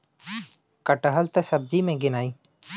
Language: Bhojpuri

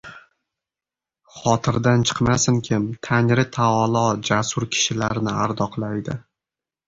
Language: Uzbek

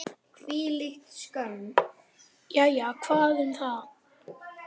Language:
Icelandic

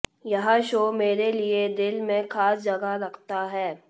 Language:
Hindi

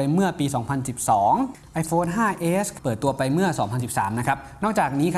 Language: Thai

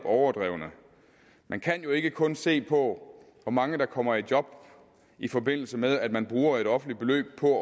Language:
Danish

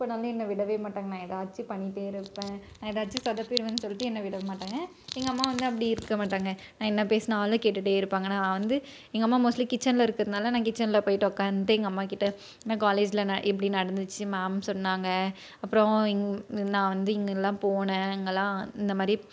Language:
Tamil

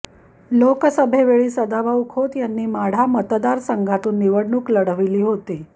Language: Marathi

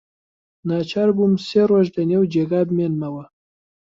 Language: Central Kurdish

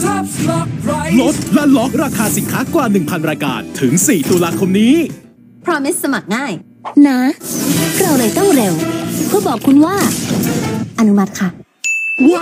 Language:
Thai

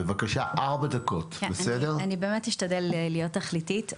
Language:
Hebrew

